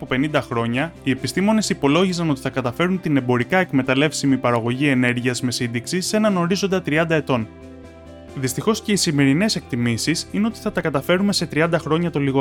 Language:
Greek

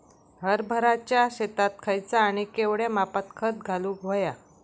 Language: Marathi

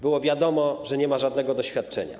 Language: Polish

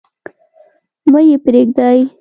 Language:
Pashto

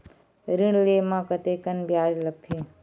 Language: Chhattisgarhi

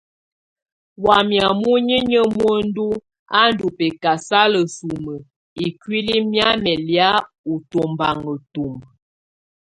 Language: Tunen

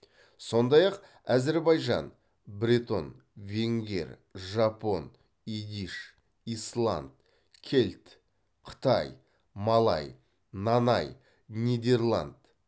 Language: Kazakh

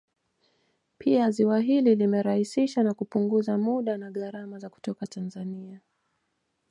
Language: Swahili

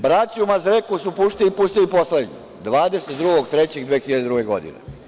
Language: Serbian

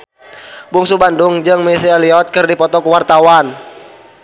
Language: Sundanese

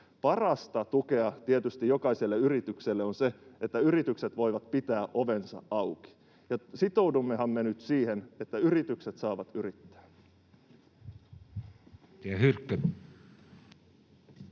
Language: Finnish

